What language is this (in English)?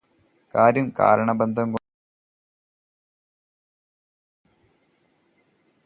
Malayalam